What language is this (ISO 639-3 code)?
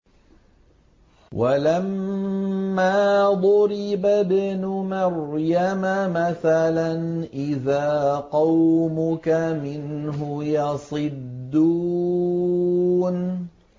ara